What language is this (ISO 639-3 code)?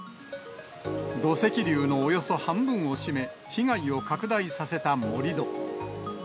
jpn